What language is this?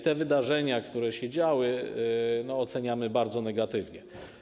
Polish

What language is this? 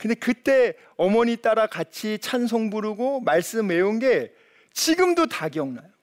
Korean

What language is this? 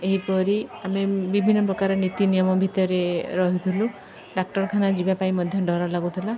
Odia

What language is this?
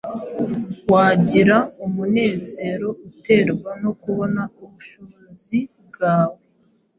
Kinyarwanda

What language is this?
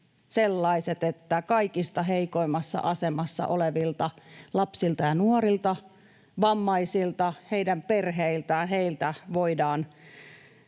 Finnish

